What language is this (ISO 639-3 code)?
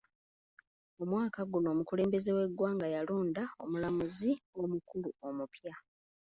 lug